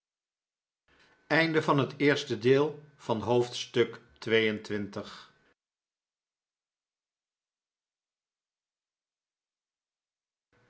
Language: Dutch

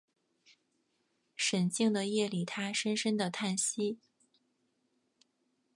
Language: Chinese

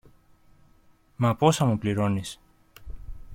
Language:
Greek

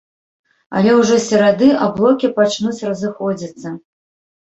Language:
Belarusian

